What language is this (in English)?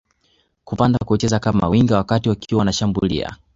Swahili